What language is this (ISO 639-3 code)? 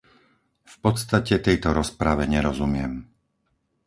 slk